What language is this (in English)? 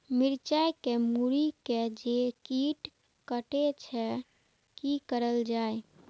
Maithili